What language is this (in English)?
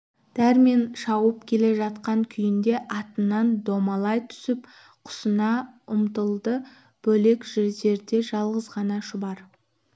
Kazakh